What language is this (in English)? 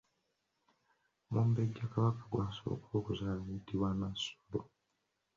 Ganda